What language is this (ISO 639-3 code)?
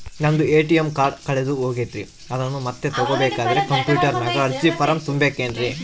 kan